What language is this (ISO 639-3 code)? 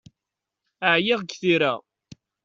kab